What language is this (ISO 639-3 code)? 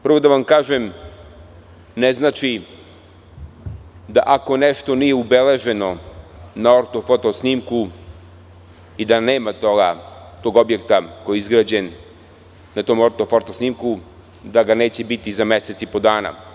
srp